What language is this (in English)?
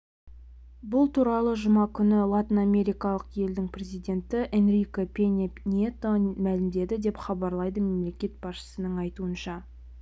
Kazakh